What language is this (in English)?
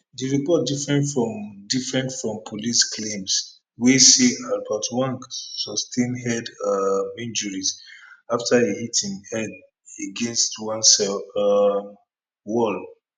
Nigerian Pidgin